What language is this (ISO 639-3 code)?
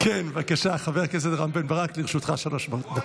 heb